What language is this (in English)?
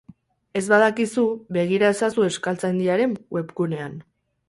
Basque